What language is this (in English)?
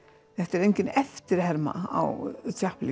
Icelandic